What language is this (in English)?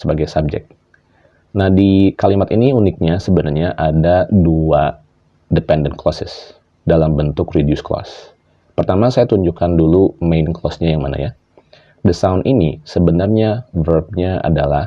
Indonesian